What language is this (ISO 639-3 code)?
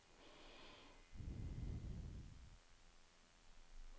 nor